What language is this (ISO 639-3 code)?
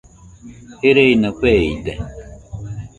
hux